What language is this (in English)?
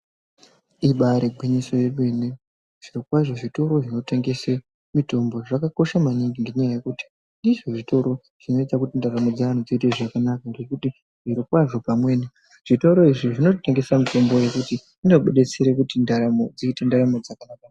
Ndau